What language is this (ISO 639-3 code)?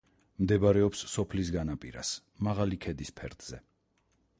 kat